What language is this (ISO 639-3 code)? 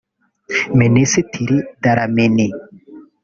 kin